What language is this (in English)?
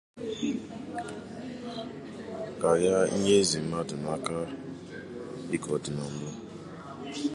Igbo